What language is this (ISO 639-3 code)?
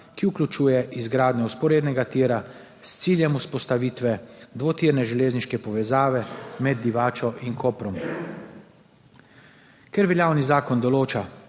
slv